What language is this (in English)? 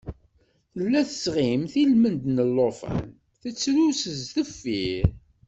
Kabyle